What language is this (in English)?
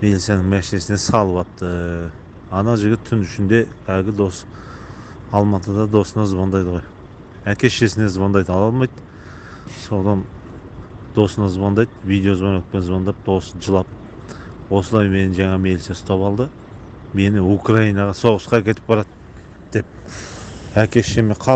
Turkish